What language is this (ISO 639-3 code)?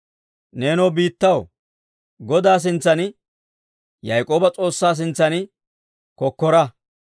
dwr